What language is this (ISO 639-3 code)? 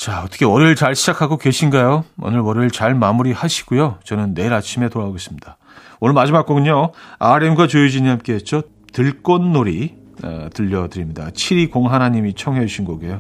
kor